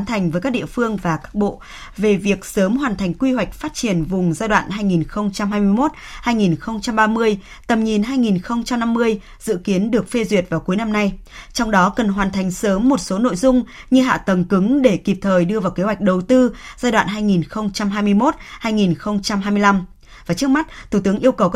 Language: Vietnamese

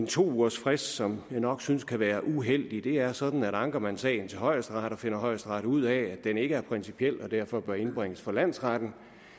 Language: Danish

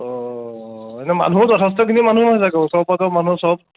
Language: Assamese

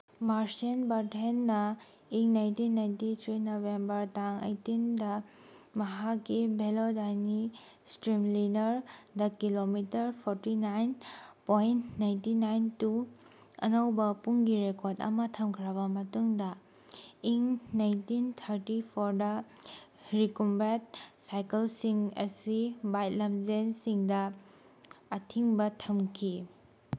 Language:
Manipuri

